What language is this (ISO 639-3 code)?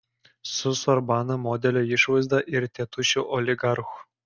lit